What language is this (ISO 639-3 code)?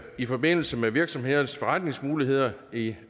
dan